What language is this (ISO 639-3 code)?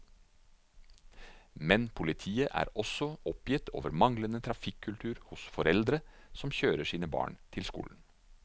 nor